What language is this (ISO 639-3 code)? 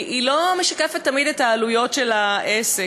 heb